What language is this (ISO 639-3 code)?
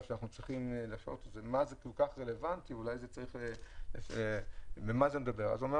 heb